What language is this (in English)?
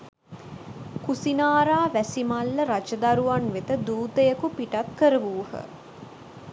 Sinhala